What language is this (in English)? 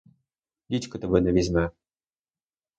Ukrainian